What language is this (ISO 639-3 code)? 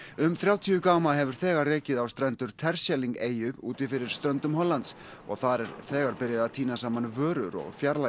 isl